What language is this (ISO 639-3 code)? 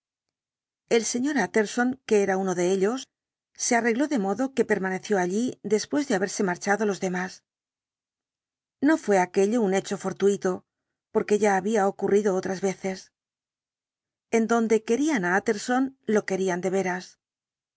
spa